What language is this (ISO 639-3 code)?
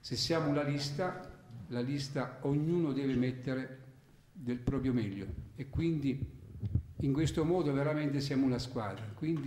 ita